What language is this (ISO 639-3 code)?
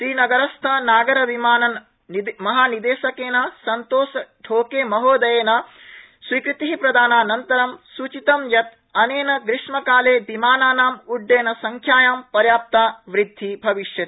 san